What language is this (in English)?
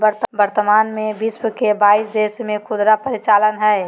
Magahi